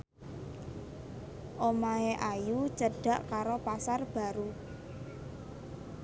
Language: Javanese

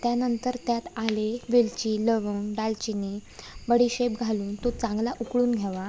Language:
Marathi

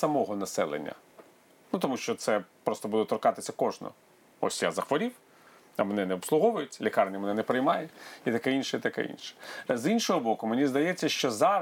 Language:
Ukrainian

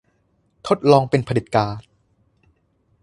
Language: Thai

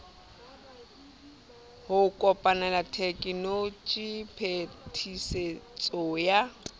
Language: Southern Sotho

